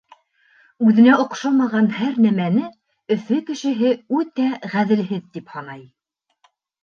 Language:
Bashkir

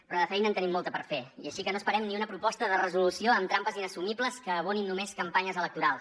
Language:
Catalan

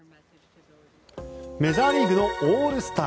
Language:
Japanese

